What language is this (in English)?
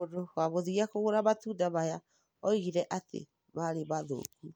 Kikuyu